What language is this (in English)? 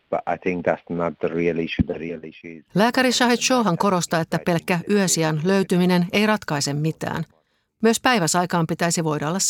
Finnish